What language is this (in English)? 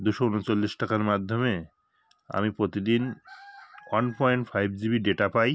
Bangla